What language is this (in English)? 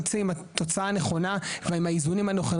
Hebrew